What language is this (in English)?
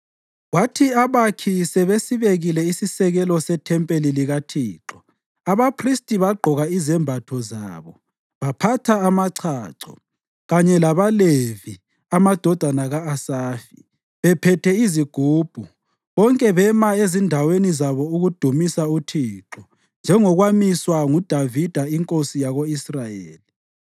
North Ndebele